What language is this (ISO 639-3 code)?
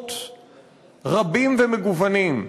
heb